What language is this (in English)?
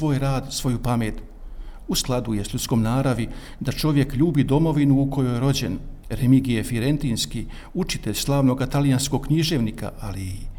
Croatian